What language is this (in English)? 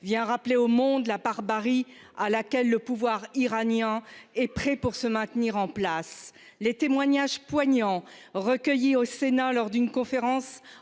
French